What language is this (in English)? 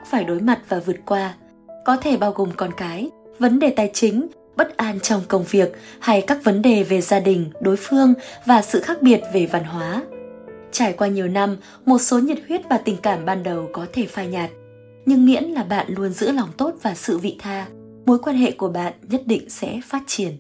Vietnamese